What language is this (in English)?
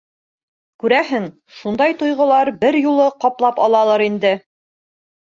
Bashkir